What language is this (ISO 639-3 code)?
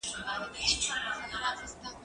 pus